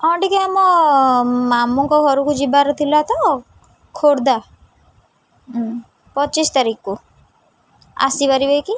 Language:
Odia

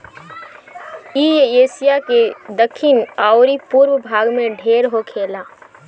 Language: Bhojpuri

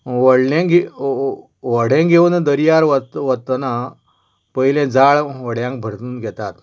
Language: Konkani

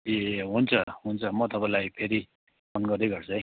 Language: Nepali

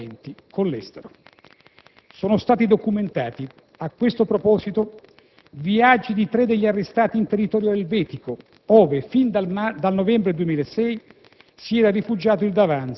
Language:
Italian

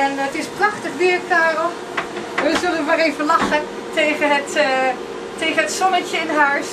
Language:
Dutch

